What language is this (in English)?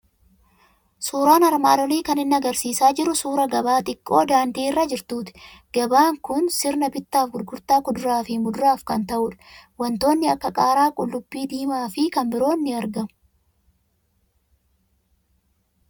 Oromo